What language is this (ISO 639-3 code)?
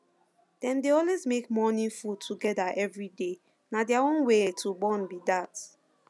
pcm